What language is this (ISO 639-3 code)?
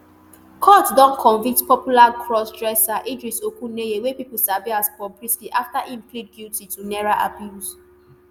pcm